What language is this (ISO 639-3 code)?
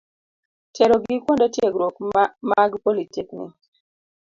luo